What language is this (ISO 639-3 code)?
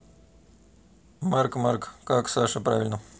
rus